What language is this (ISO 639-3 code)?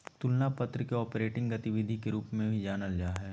mag